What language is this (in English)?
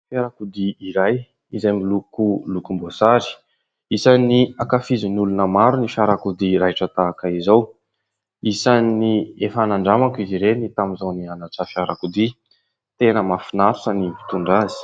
Malagasy